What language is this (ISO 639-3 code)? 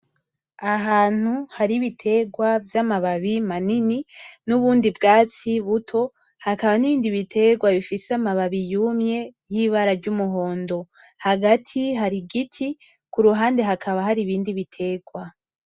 run